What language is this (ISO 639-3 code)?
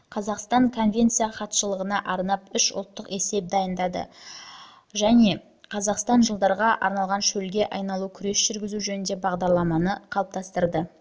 kaz